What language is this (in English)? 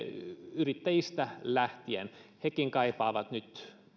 Finnish